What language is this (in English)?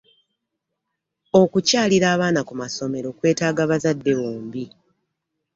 Ganda